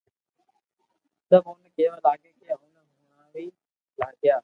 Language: Loarki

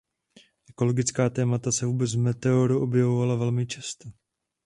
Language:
Czech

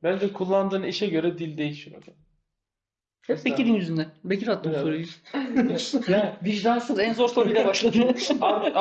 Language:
Turkish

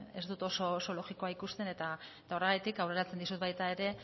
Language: Basque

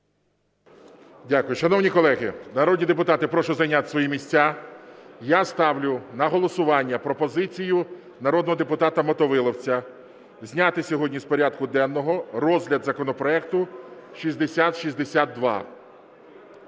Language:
Ukrainian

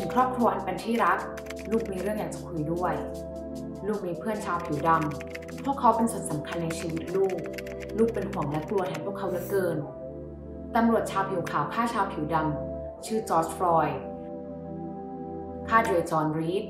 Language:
Thai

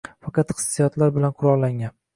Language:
Uzbek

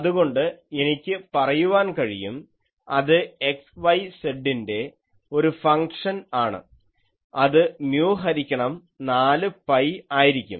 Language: Malayalam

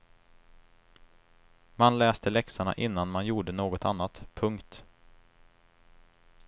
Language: Swedish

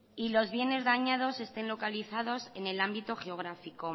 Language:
Spanish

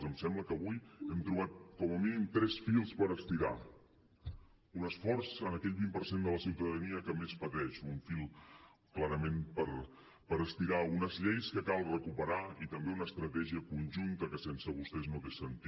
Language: Catalan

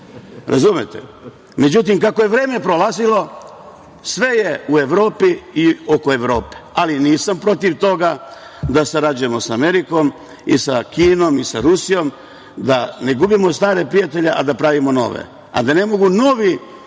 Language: Serbian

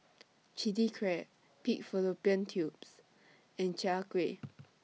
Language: English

